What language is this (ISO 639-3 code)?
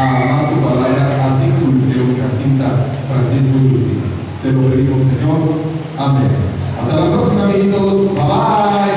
spa